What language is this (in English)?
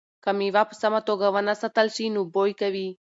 Pashto